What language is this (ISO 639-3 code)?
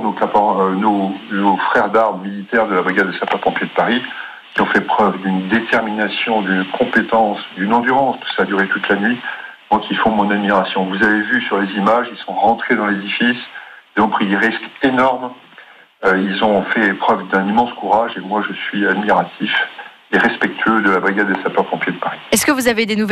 fra